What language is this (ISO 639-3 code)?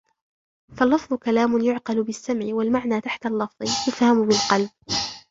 ara